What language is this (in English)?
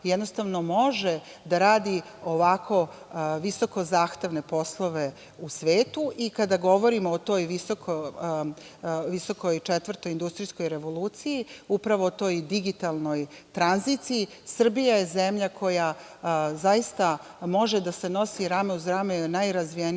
Serbian